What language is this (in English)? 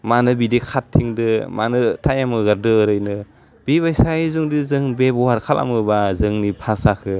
Bodo